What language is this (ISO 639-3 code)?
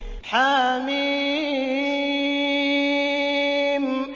ara